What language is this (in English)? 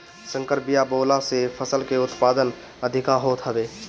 Bhojpuri